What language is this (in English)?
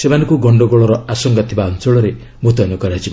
Odia